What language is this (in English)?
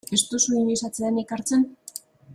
Basque